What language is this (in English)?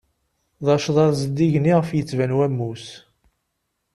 Kabyle